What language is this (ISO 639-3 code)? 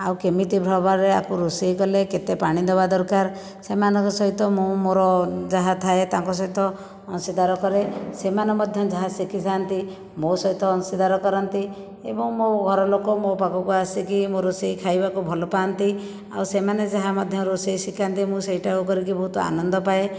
ori